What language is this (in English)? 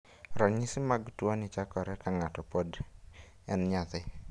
Luo (Kenya and Tanzania)